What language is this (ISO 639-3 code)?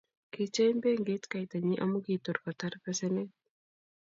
kln